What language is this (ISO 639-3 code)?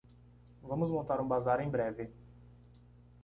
por